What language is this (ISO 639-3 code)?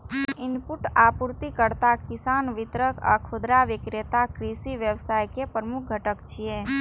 mai